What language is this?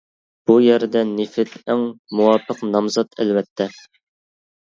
Uyghur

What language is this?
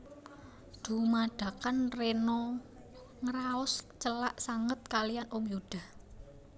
Javanese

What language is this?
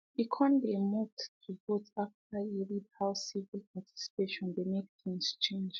Nigerian Pidgin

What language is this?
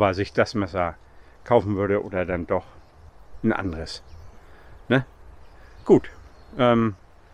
German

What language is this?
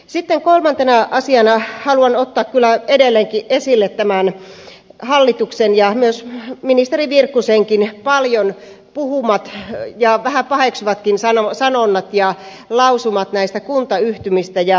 Finnish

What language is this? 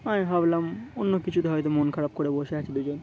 Bangla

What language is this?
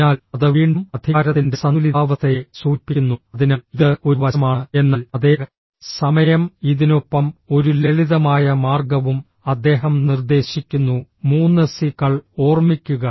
Malayalam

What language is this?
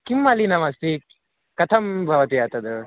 Sanskrit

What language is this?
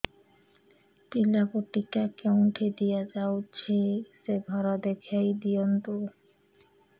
Odia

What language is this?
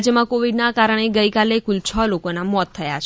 Gujarati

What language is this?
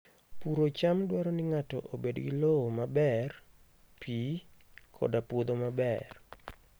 Luo (Kenya and Tanzania)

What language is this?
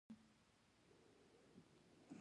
Pashto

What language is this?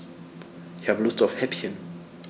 German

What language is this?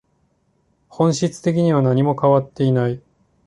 Japanese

